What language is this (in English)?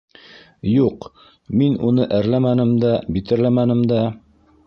Bashkir